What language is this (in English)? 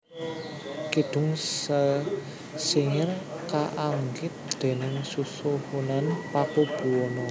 Javanese